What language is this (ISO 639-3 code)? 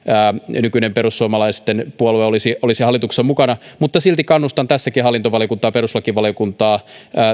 fin